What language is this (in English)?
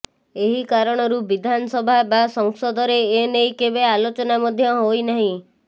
Odia